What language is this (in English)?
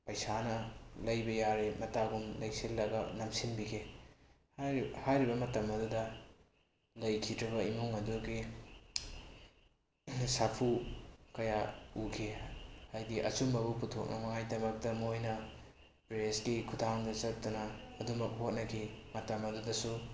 Manipuri